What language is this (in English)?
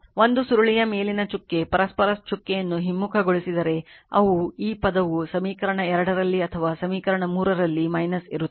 Kannada